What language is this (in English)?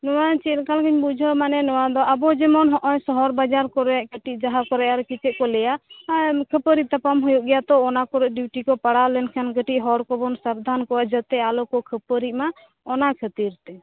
Santali